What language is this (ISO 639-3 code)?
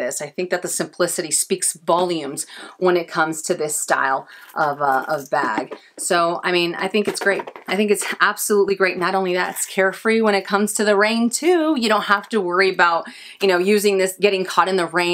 eng